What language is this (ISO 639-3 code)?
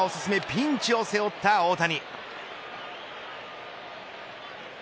jpn